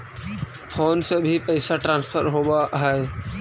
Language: Magahi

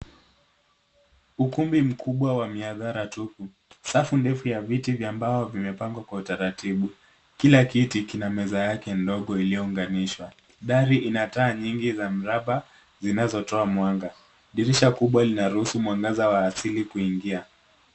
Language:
Swahili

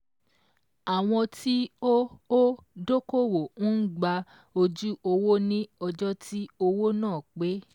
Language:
Yoruba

